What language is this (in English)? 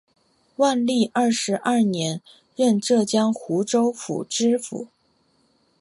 Chinese